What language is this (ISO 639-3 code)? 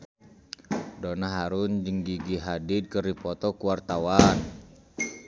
sun